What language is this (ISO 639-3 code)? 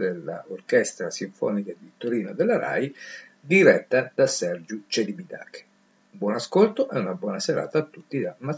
ita